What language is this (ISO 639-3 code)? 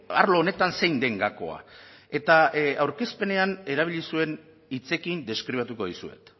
eus